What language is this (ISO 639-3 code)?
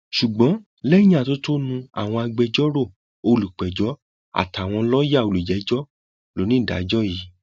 yor